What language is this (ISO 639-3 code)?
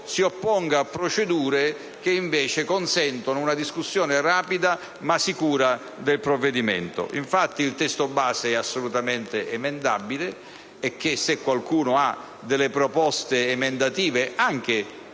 ita